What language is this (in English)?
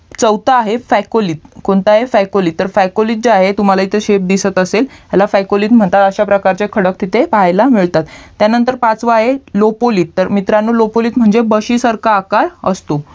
Marathi